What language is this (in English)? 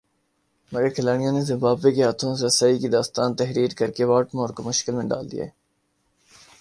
Urdu